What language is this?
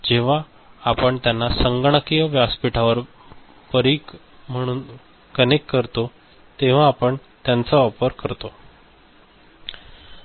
Marathi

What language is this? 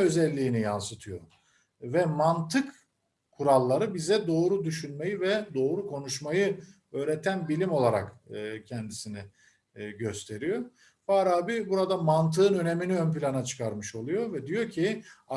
Turkish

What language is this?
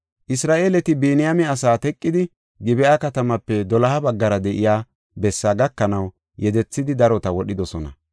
Gofa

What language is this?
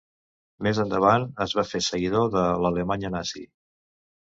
Catalan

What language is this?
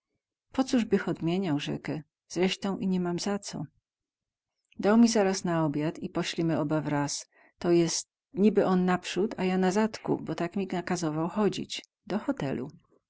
Polish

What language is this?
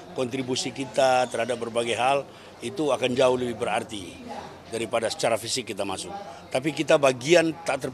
Indonesian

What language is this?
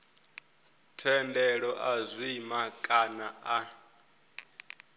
Venda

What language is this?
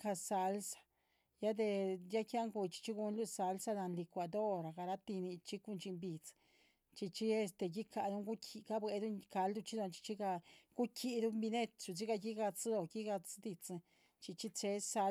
Chichicapan Zapotec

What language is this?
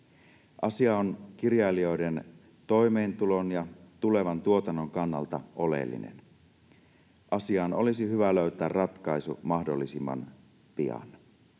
Finnish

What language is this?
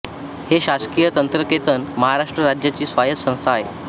Marathi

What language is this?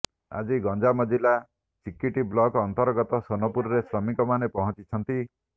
Odia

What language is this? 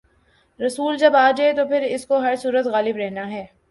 Urdu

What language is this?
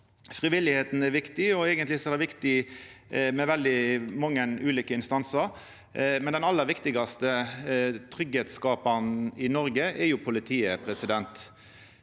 Norwegian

